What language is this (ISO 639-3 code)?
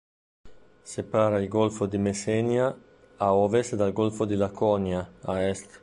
ita